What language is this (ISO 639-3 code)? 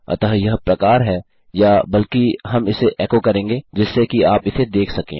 hin